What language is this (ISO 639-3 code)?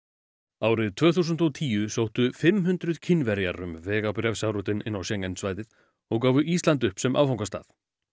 isl